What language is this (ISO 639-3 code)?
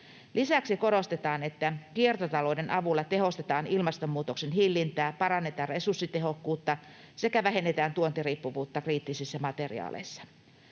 fin